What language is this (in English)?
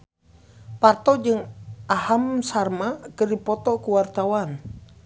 Sundanese